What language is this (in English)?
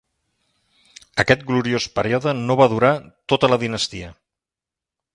Catalan